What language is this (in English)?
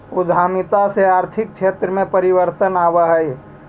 Magahi